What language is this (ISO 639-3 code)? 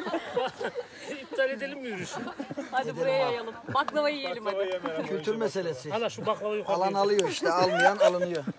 tur